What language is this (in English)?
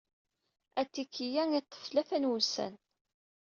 Kabyle